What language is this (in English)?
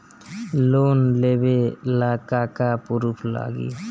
Bhojpuri